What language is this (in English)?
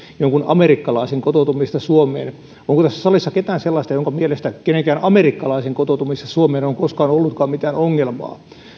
Finnish